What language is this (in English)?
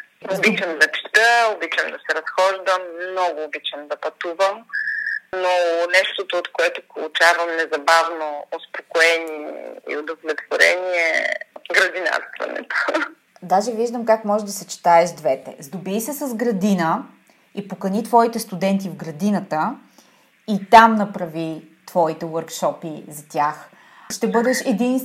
Bulgarian